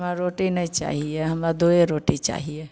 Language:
Maithili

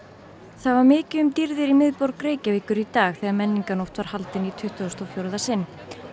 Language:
Icelandic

